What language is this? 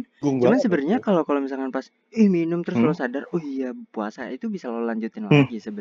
Indonesian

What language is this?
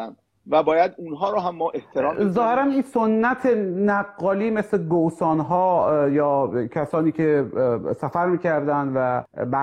Persian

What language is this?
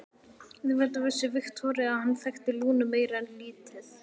Icelandic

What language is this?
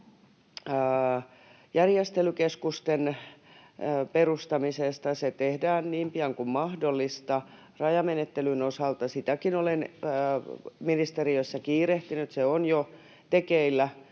Finnish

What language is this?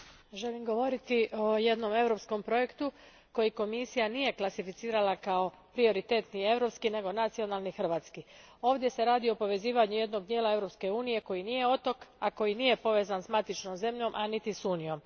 Croatian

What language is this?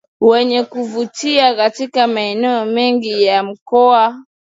Swahili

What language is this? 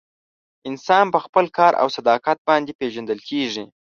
Pashto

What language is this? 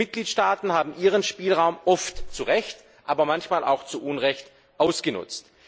German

